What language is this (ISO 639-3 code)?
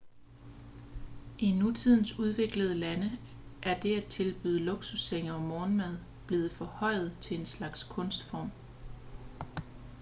dan